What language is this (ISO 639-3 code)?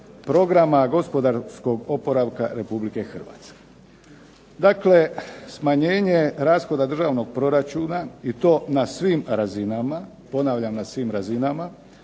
hrv